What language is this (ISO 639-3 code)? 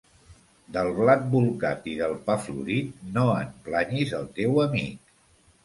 cat